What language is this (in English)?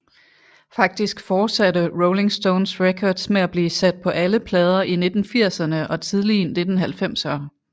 Danish